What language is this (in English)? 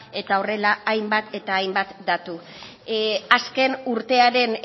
Basque